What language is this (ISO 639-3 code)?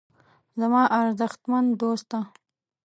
pus